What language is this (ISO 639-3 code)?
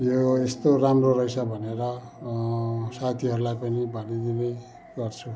nep